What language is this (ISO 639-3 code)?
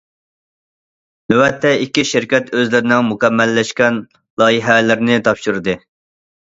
uig